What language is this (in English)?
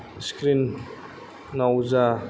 Bodo